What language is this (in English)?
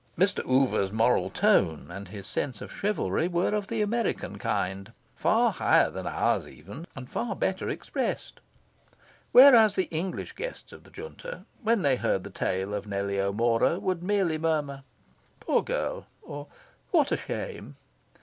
English